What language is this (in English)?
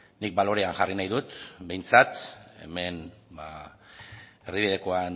Basque